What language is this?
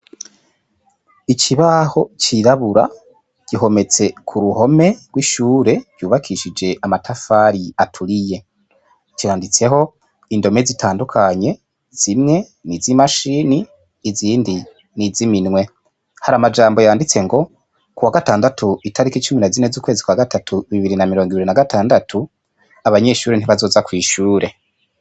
Rundi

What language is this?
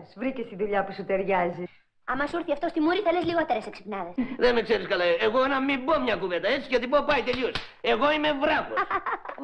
Greek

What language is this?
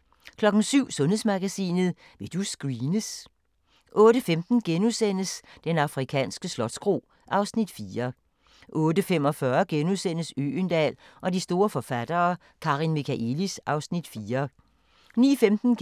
Danish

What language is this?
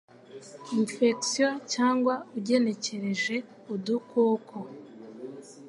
Kinyarwanda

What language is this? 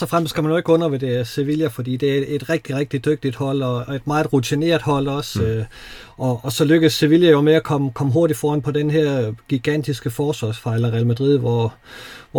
Danish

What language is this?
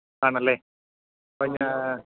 Malayalam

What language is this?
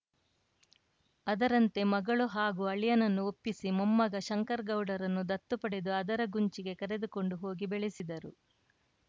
Kannada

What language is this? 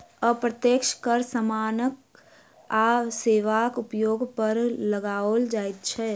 Maithili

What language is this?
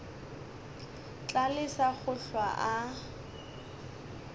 Northern Sotho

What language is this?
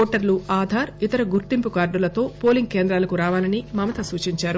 Telugu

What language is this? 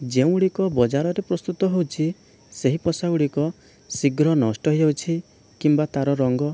Odia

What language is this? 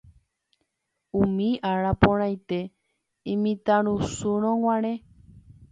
Guarani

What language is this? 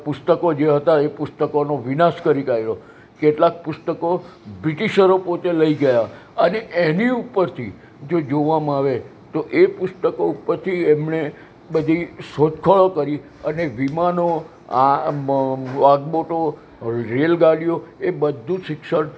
Gujarati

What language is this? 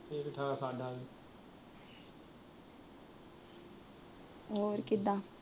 Punjabi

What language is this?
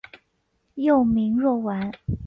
Chinese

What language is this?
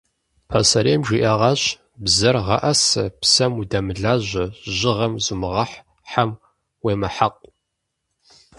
Kabardian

